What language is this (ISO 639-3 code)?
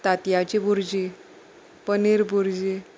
kok